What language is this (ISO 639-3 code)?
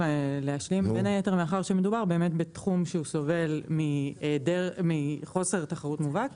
heb